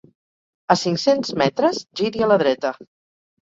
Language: Catalan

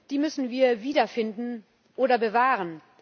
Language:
German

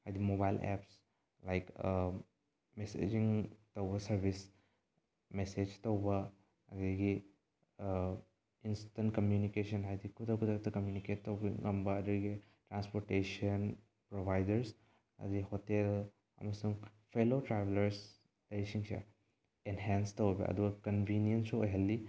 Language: Manipuri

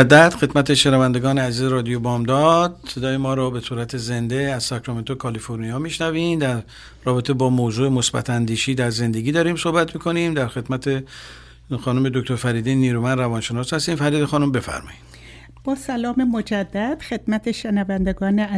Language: Persian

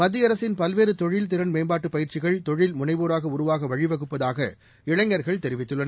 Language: Tamil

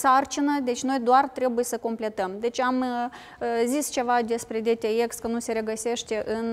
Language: Romanian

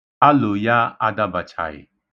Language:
Igbo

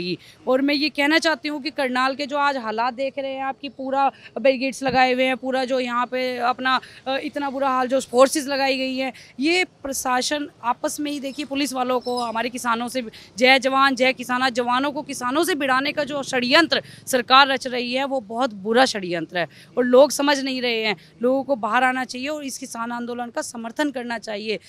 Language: Hindi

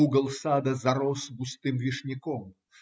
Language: Russian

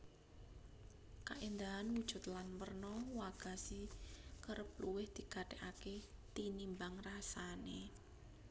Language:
Javanese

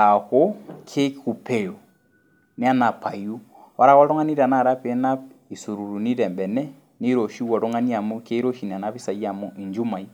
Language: Masai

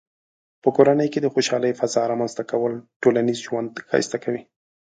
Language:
Pashto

